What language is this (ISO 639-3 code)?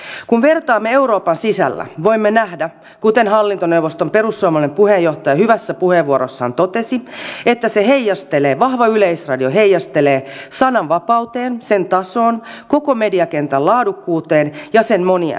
fin